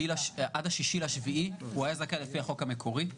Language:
Hebrew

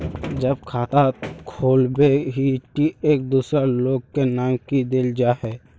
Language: Magahi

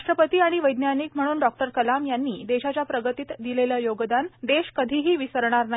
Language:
Marathi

